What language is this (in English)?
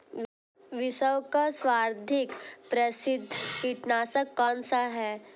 Hindi